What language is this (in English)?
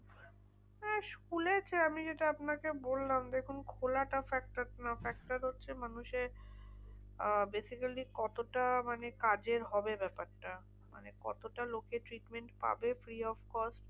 Bangla